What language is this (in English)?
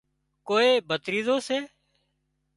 Wadiyara Koli